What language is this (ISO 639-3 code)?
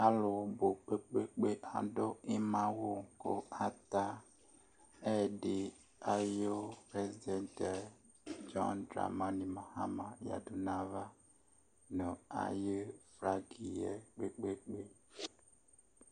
kpo